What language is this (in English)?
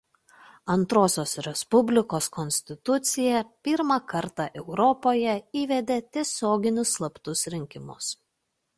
Lithuanian